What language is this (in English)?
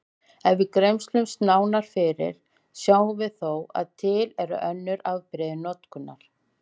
Icelandic